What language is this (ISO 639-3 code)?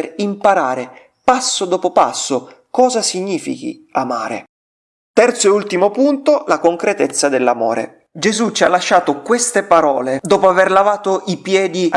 ita